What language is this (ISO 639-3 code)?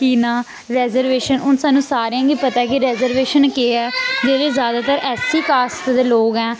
doi